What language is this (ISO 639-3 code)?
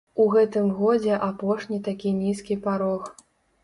bel